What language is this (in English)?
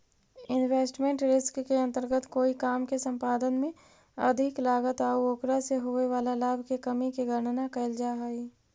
Magahi